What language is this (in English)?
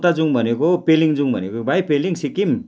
Nepali